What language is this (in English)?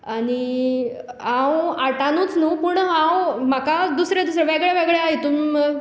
Konkani